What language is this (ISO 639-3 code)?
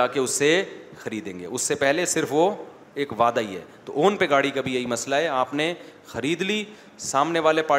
urd